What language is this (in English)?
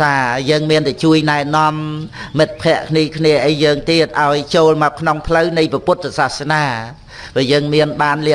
Vietnamese